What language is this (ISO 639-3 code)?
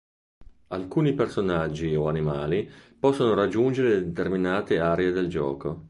ita